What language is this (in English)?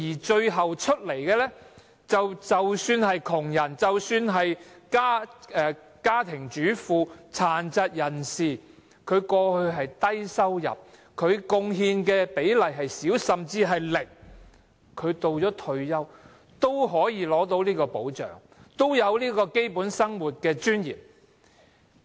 Cantonese